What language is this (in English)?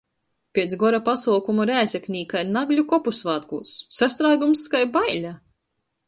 Latgalian